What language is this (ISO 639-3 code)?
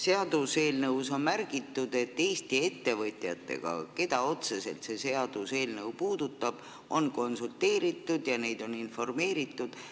est